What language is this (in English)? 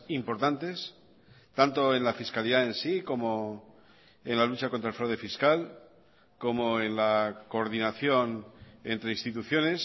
Spanish